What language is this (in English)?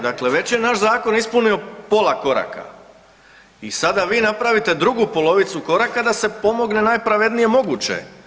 Croatian